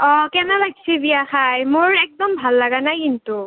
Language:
Assamese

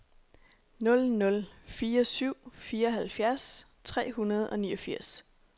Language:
Danish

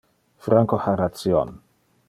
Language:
Interlingua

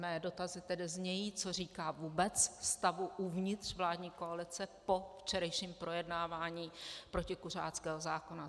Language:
Czech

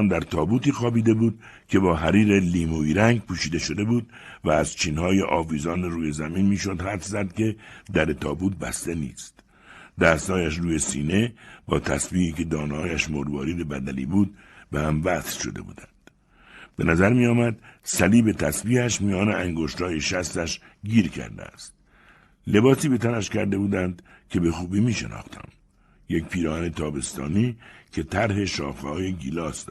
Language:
Persian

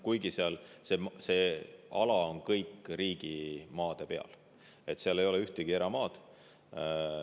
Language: Estonian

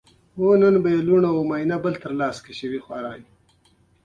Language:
Pashto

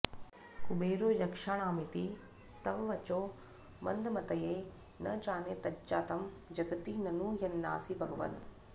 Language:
Sanskrit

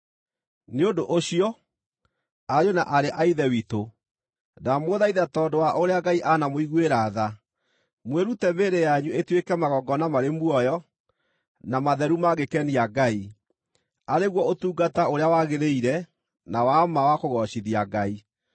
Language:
Kikuyu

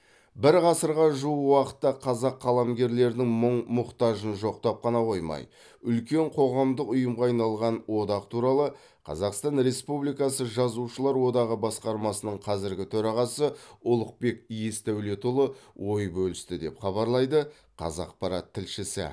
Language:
Kazakh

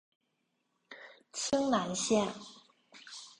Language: Chinese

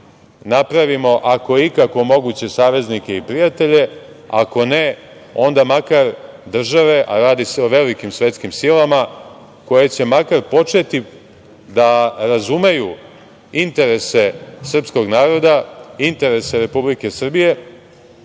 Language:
Serbian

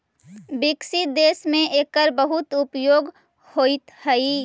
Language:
Magahi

